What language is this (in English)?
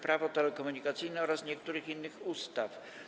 Polish